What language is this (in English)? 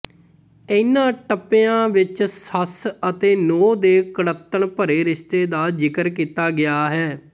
Punjabi